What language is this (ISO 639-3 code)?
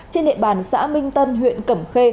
vie